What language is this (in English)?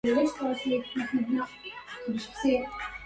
Arabic